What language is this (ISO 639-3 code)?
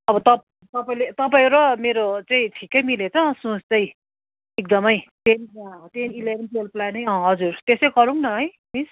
nep